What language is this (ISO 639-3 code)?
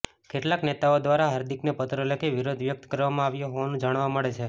guj